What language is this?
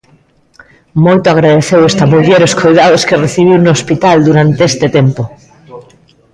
Galician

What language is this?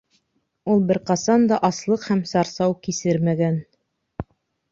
Bashkir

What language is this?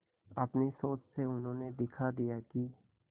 Hindi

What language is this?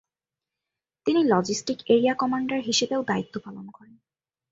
Bangla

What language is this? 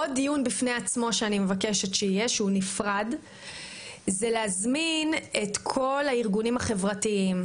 Hebrew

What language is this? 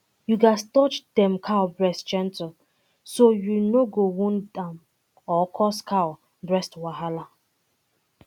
Nigerian Pidgin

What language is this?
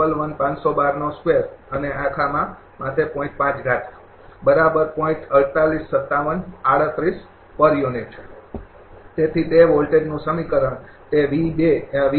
Gujarati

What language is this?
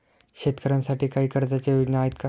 Marathi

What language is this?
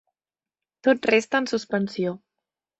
Catalan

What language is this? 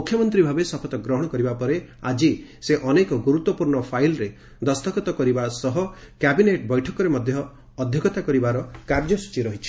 Odia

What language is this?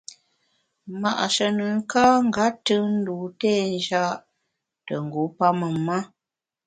Bamun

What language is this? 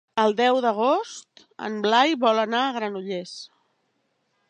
Catalan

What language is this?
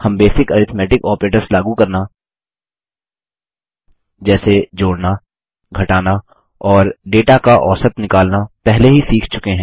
Hindi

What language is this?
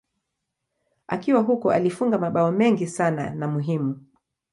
Swahili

